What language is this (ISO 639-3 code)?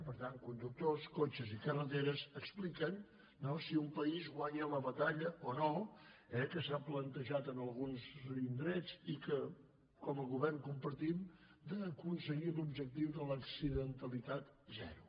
cat